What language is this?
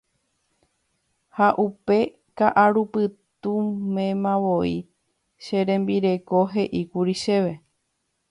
Guarani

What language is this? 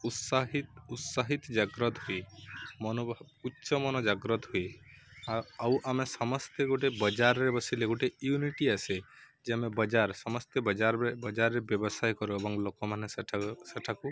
Odia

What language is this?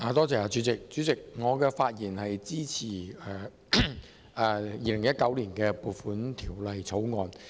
Cantonese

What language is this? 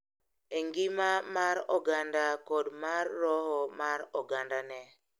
Luo (Kenya and Tanzania)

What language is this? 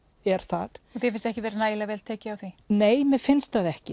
Icelandic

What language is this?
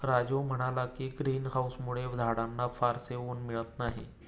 Marathi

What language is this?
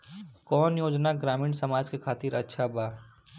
Bhojpuri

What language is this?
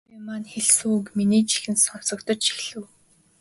Mongolian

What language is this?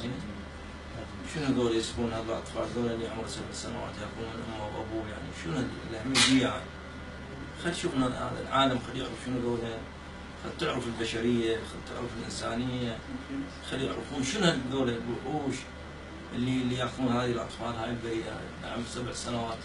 Arabic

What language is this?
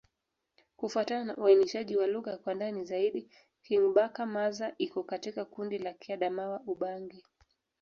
Swahili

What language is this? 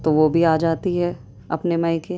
Urdu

